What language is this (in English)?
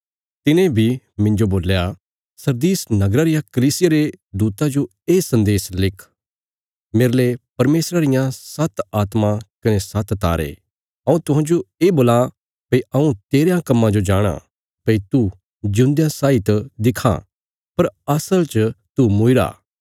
Bilaspuri